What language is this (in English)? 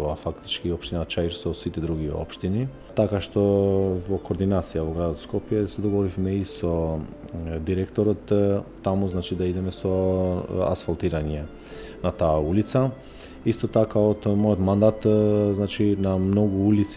Macedonian